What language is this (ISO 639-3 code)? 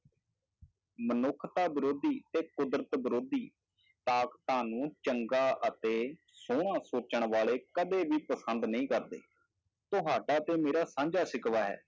pan